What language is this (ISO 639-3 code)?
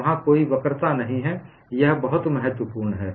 hin